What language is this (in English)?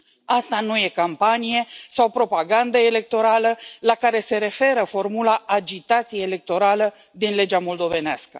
Romanian